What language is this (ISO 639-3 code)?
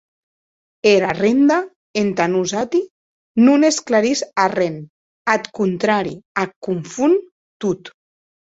oci